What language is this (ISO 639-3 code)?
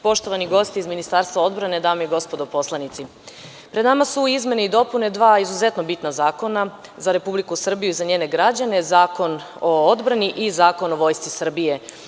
srp